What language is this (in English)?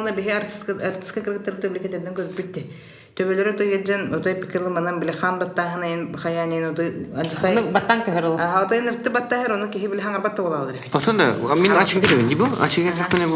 Russian